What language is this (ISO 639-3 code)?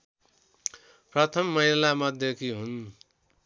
nep